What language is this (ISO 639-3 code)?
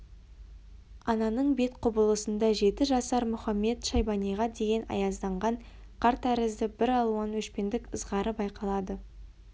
kaz